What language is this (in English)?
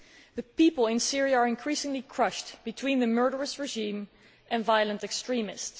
English